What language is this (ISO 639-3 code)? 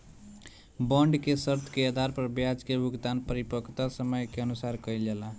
bho